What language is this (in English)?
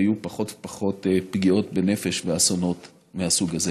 Hebrew